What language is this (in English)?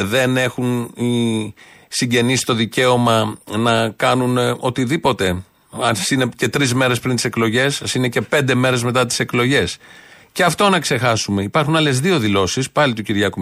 Greek